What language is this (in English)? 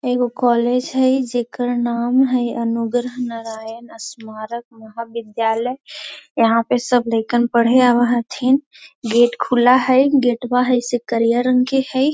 Magahi